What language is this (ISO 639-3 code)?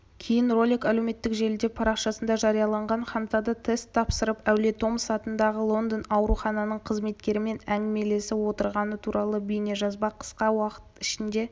kaz